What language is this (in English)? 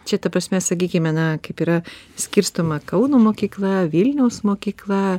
Lithuanian